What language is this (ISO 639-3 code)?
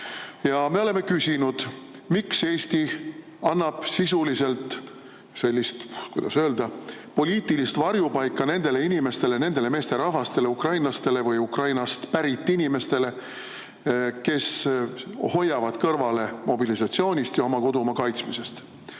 est